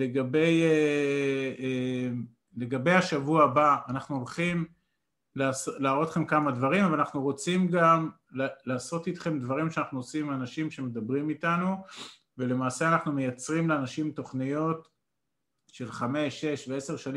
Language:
Hebrew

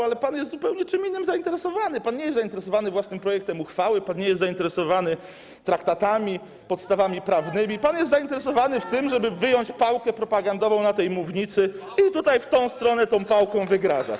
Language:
Polish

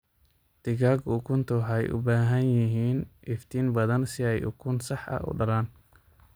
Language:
Somali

